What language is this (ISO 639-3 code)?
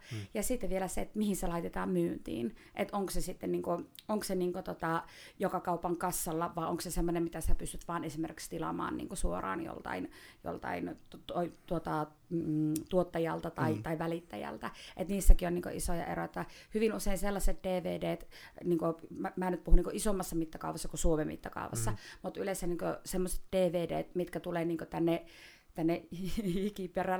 fin